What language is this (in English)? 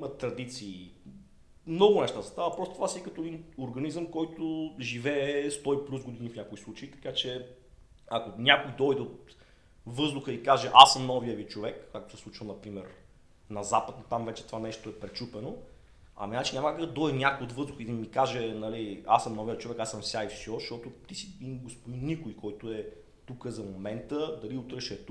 Bulgarian